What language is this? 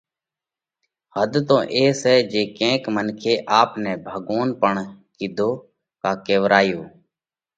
Parkari Koli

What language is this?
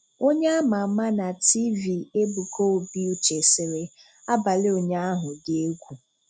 Igbo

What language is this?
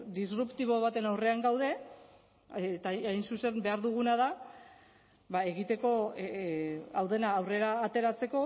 Basque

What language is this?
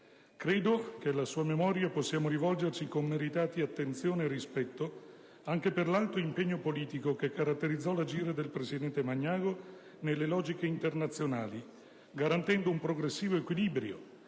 Italian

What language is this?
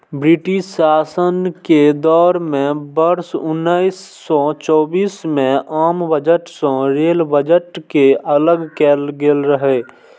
Maithili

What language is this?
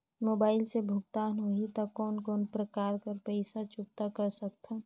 Chhattisgarhi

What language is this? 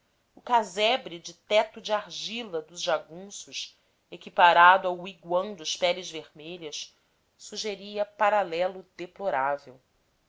Portuguese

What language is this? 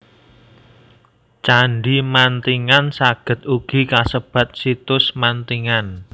Javanese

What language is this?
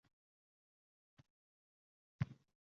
Uzbek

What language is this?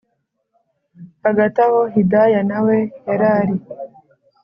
Kinyarwanda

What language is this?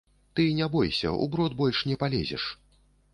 Belarusian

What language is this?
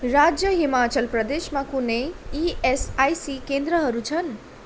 Nepali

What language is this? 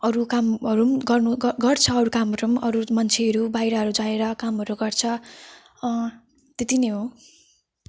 Nepali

